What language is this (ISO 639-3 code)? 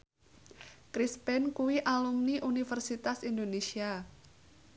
jav